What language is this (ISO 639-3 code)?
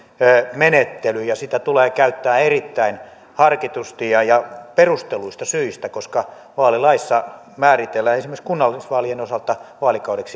fin